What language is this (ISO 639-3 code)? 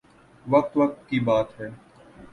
urd